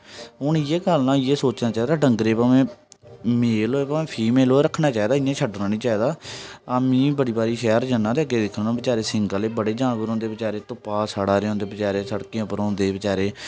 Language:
Dogri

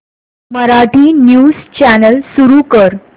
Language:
Marathi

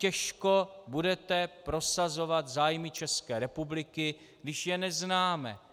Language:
Czech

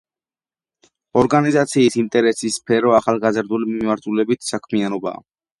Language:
Georgian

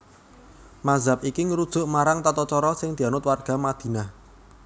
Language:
Javanese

